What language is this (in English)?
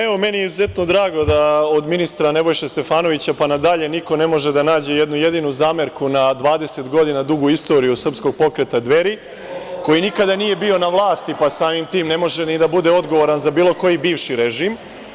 Serbian